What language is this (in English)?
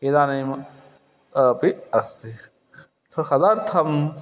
Sanskrit